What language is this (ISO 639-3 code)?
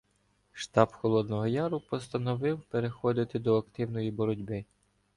ukr